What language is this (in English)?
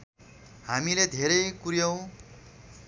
Nepali